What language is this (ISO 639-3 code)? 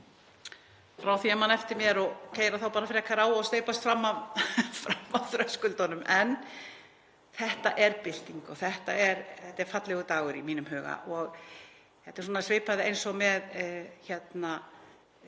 isl